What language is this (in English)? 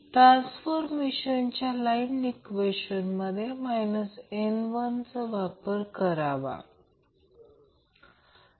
Marathi